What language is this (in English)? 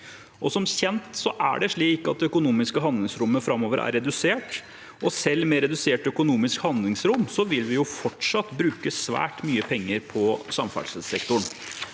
Norwegian